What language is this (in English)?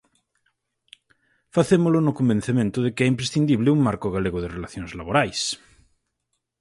Galician